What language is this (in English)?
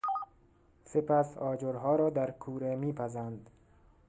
Persian